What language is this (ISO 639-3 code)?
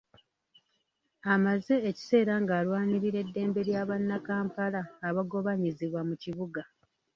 lug